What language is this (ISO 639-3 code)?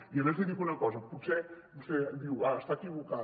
cat